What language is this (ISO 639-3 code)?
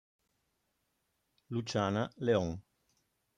ita